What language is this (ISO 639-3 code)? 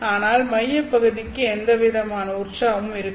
tam